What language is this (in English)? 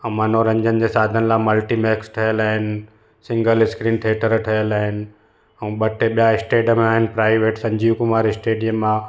Sindhi